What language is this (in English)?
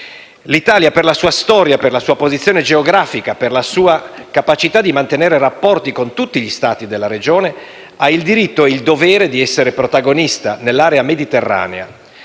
Italian